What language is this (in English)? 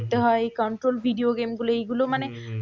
Bangla